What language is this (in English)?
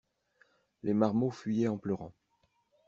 French